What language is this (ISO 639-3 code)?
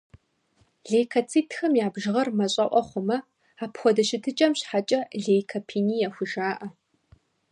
kbd